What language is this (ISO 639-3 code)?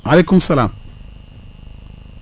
wol